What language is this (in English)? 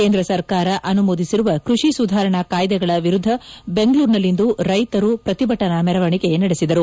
Kannada